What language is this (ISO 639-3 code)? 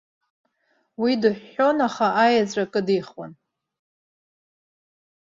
abk